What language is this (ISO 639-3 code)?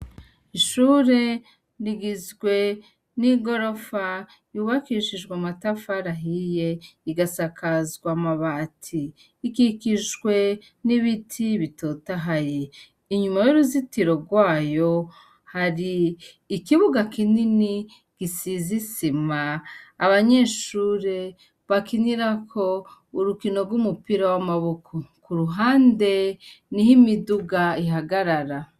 run